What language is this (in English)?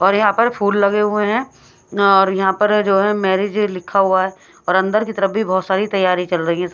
Hindi